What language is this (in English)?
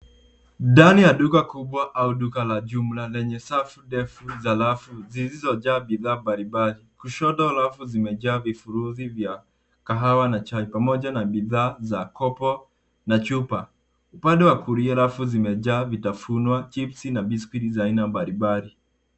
Swahili